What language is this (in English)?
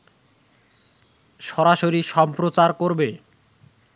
Bangla